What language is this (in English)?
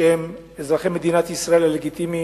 Hebrew